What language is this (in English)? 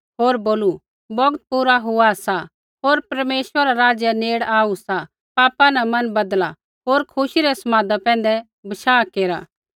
Kullu Pahari